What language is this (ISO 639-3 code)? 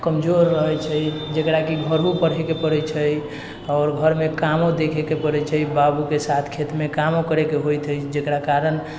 mai